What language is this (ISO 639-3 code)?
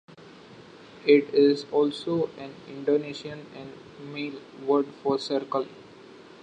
eng